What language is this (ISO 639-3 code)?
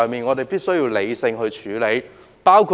yue